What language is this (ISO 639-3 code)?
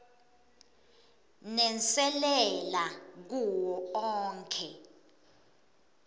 ssw